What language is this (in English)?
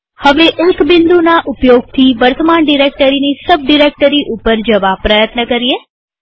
Gujarati